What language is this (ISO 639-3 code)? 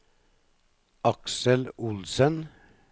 nor